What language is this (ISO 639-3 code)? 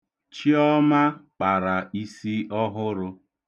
ibo